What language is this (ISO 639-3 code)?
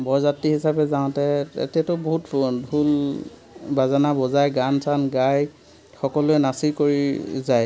asm